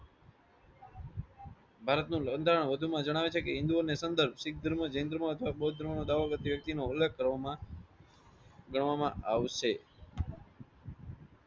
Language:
Gujarati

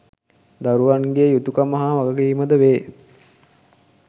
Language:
Sinhala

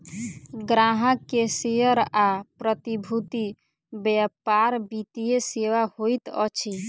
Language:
Maithili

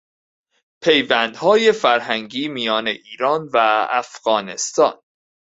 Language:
Persian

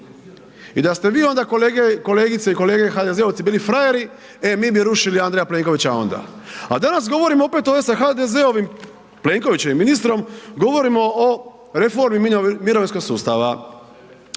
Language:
Croatian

